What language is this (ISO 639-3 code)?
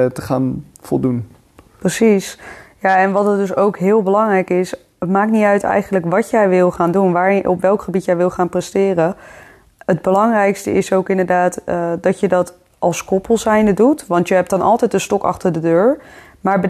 nld